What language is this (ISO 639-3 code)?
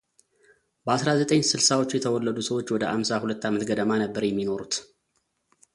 amh